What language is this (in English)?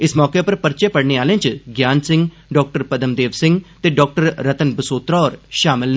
Dogri